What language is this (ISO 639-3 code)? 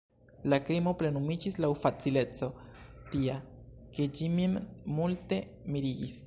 epo